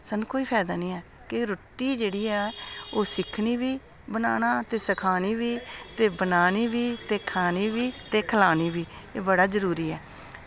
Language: Dogri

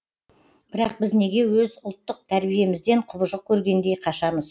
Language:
Kazakh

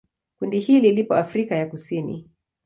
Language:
Swahili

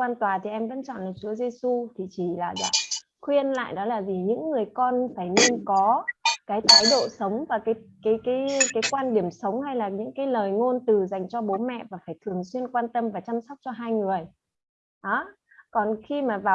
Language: Vietnamese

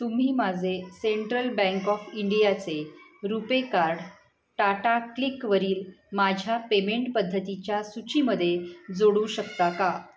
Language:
Marathi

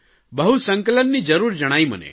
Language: Gujarati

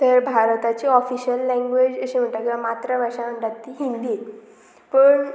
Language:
Konkani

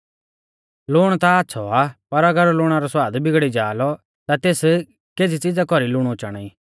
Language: Mahasu Pahari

